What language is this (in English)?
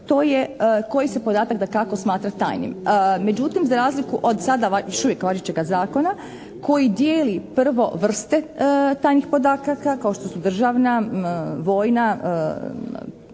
Croatian